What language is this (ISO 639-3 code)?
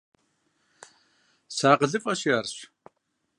kbd